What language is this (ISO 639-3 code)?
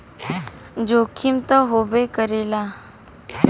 bho